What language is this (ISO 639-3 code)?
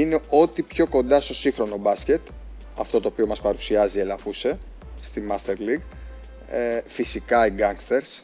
ell